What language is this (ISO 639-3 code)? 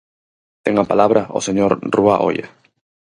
glg